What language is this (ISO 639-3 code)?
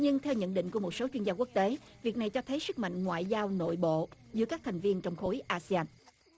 vie